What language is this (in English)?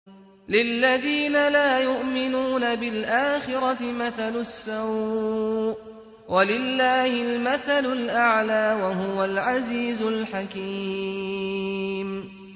Arabic